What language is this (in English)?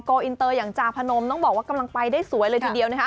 Thai